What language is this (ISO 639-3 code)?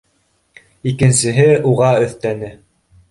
bak